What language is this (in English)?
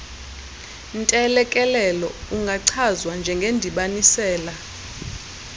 Xhosa